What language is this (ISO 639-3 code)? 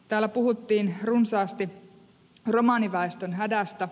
fin